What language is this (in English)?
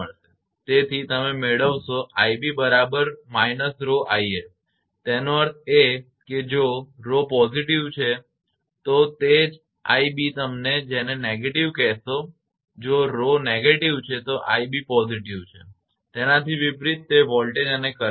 Gujarati